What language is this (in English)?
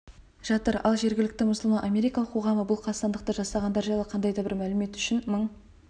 Kazakh